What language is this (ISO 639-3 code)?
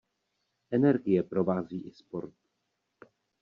ces